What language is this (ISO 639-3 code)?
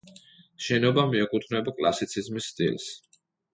kat